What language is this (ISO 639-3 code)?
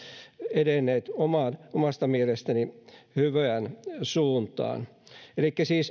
fin